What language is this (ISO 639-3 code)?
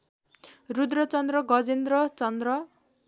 nep